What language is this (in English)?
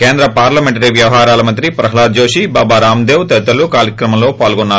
Telugu